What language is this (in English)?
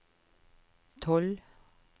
Norwegian